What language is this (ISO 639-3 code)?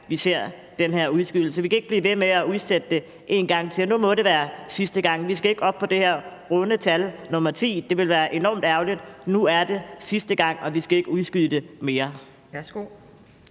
dan